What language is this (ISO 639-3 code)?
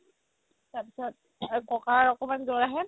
asm